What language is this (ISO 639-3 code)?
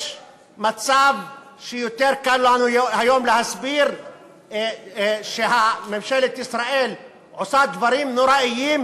heb